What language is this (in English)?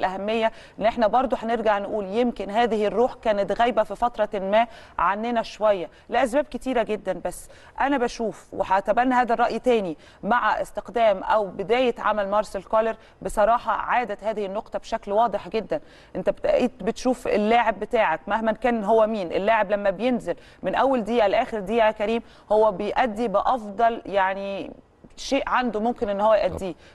Arabic